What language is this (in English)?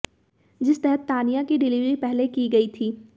Hindi